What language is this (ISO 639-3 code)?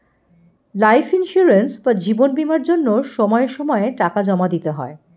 ben